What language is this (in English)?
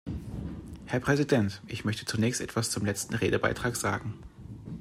German